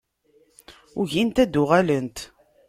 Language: Kabyle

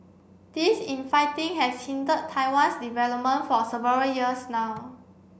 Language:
English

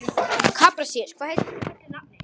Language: Icelandic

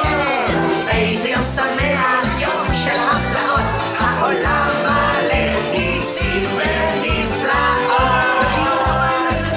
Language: Hebrew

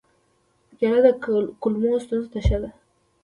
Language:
Pashto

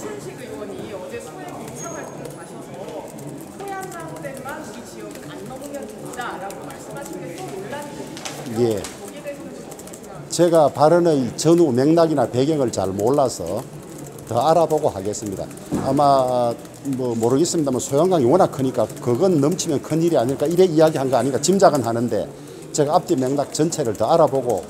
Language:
Korean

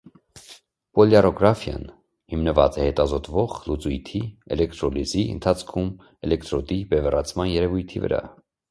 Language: Armenian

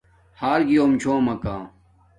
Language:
Domaaki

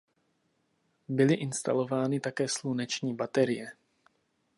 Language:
Czech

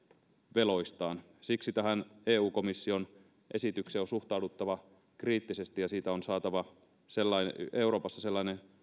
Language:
Finnish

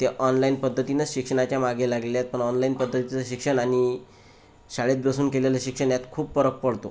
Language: Marathi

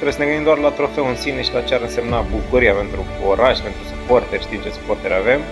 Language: Romanian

